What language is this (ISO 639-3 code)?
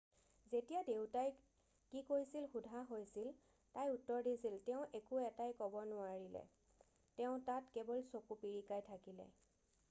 asm